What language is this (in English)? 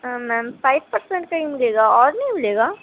Urdu